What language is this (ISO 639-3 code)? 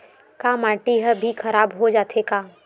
hne